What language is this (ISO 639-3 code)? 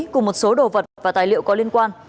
vie